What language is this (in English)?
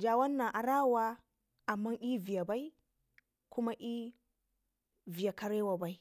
Ngizim